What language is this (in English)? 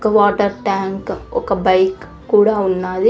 Telugu